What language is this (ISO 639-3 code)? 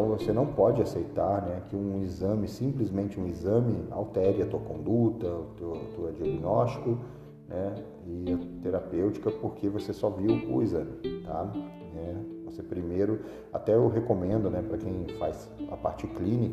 por